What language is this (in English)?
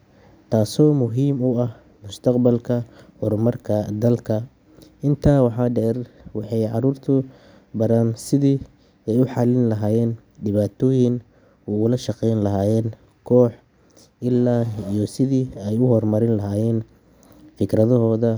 Somali